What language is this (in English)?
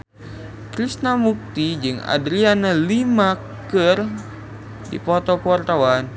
Sundanese